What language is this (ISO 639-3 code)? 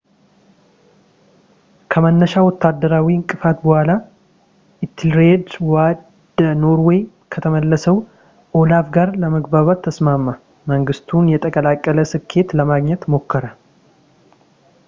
amh